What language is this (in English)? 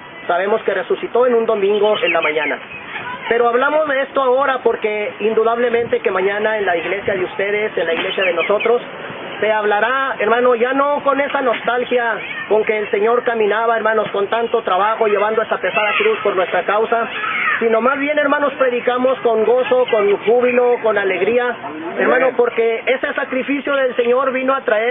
Spanish